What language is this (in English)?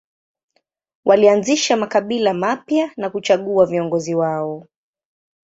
Swahili